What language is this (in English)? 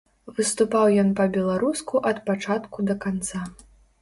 Belarusian